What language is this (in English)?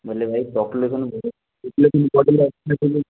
Odia